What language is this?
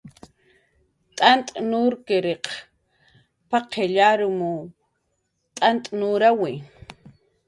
Jaqaru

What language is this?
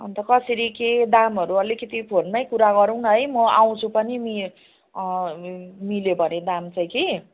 Nepali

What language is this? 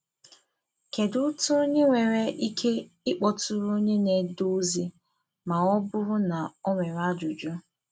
Igbo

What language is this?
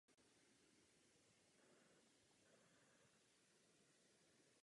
Czech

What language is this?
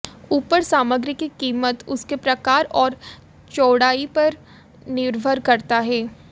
Hindi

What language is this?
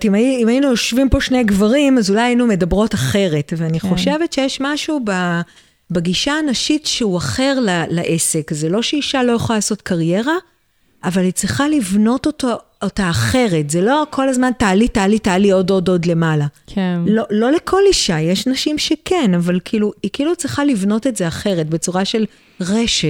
Hebrew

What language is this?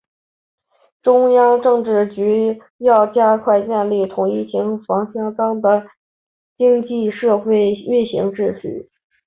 Chinese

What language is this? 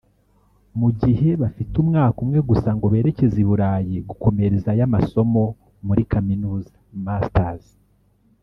Kinyarwanda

